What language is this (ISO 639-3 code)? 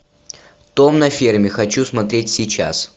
rus